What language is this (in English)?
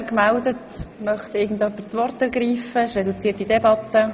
Swiss German